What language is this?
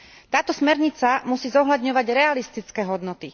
Slovak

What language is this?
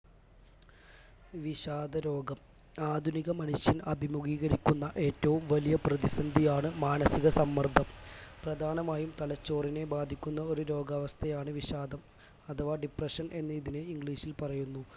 Malayalam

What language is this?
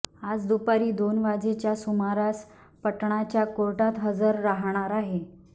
Marathi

